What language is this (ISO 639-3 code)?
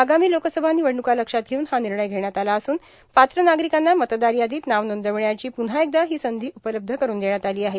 mar